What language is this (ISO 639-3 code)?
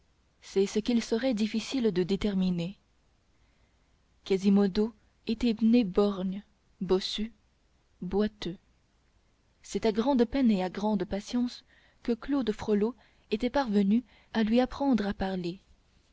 fra